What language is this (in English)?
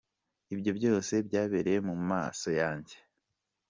Kinyarwanda